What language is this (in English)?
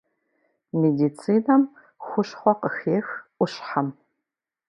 Kabardian